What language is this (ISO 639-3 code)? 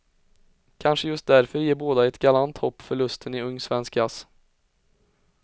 swe